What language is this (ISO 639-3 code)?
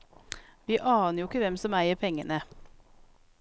nor